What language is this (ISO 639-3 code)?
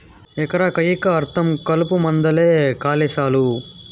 tel